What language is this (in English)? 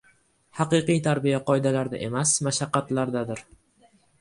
Uzbek